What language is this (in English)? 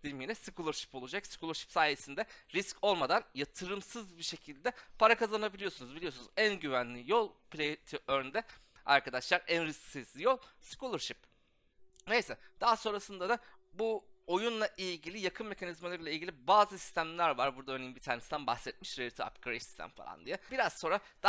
Turkish